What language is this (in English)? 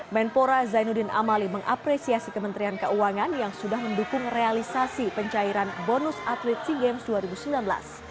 Indonesian